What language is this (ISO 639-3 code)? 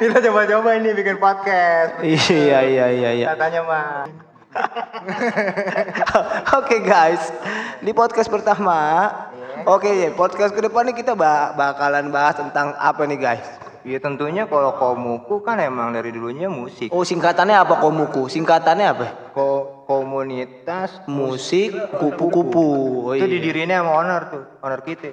ind